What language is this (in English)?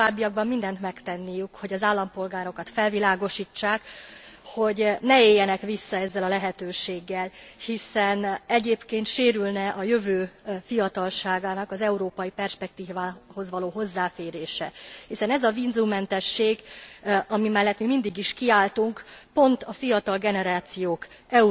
Hungarian